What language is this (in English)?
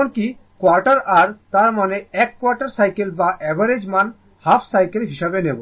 Bangla